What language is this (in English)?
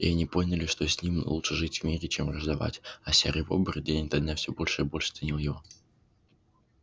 Russian